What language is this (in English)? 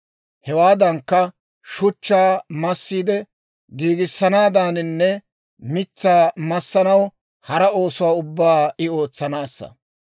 Dawro